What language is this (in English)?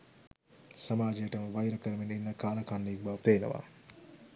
Sinhala